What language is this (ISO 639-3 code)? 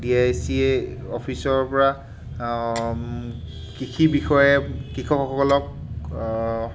asm